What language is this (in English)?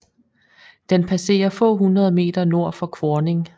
Danish